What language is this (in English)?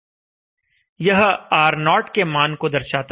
Hindi